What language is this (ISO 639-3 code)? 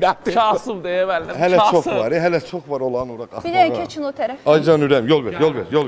tur